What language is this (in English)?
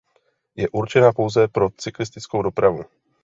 Czech